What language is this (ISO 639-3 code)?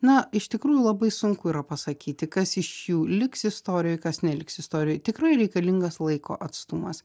lit